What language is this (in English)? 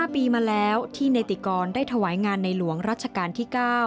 Thai